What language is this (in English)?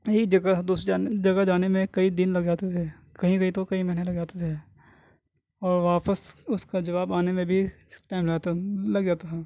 Urdu